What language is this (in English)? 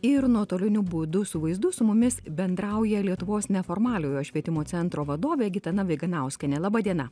Lithuanian